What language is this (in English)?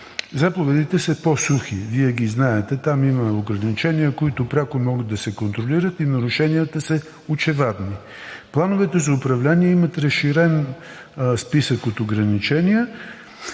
Bulgarian